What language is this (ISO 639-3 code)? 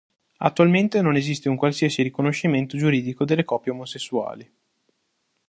ita